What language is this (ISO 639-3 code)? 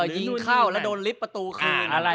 tha